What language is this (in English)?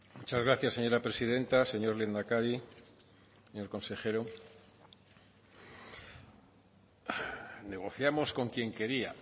Spanish